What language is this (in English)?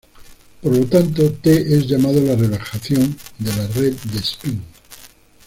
Spanish